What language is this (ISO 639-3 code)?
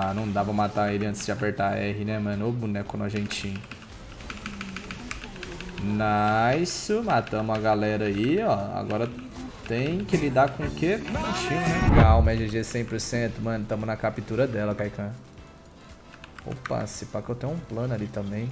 por